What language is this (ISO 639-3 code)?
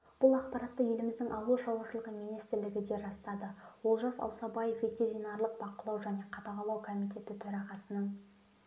kaz